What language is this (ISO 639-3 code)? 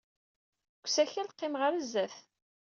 kab